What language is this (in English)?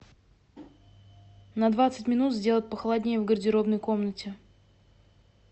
Russian